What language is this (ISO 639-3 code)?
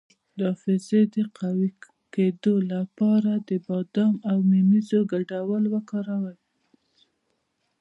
pus